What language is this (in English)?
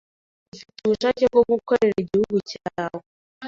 Kinyarwanda